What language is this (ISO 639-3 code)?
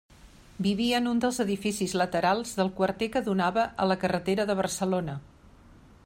cat